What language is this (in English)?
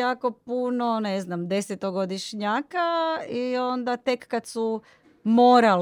Croatian